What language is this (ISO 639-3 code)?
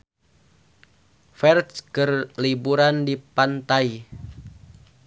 sun